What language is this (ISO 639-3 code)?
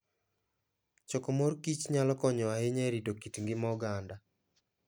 luo